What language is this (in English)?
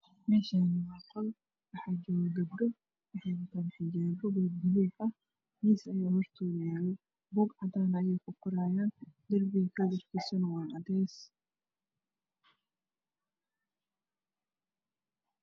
Somali